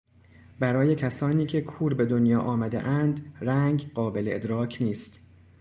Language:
Persian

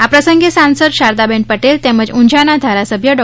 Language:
Gujarati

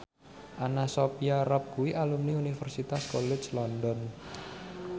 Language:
Javanese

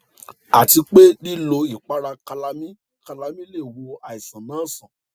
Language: Yoruba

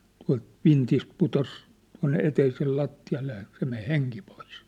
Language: Finnish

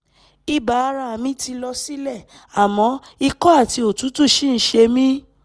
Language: Yoruba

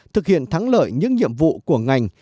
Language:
Vietnamese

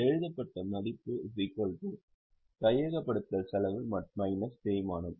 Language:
Tamil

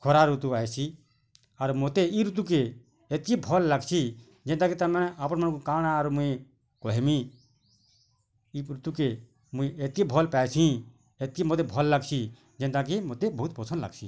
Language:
Odia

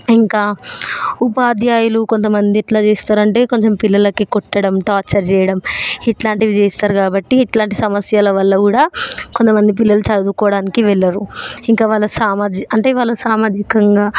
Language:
Telugu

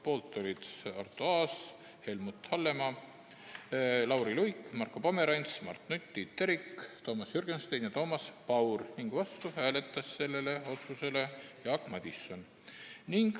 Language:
Estonian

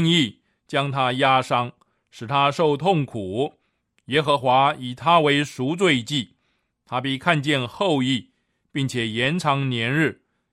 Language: Chinese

